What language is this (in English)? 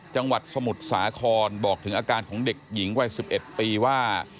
Thai